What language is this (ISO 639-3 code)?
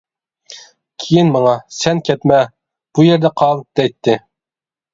uig